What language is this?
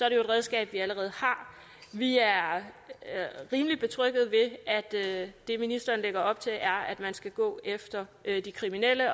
Danish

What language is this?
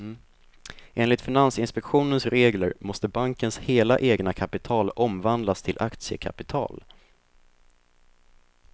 Swedish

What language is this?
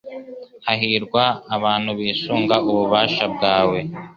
Kinyarwanda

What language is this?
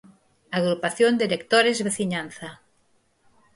Galician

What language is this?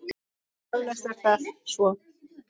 Icelandic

